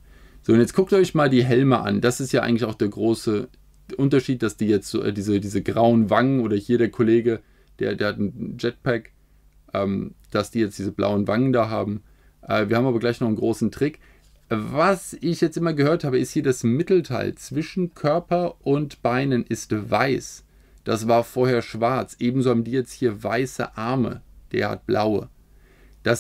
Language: German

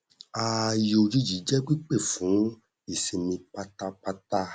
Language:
Yoruba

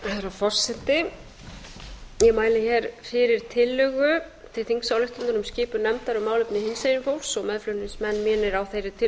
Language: Icelandic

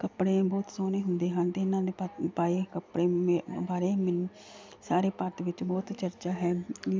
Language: Punjabi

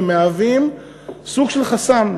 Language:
Hebrew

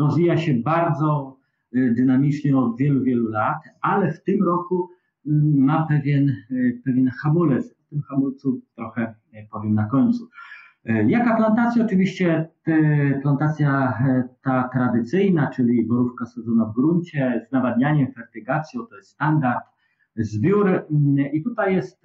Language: Polish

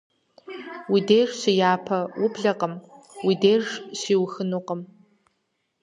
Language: Kabardian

